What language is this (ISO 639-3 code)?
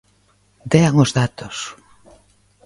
glg